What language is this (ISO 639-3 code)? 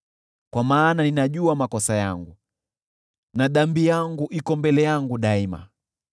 swa